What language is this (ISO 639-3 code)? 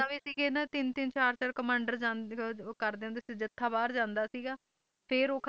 pan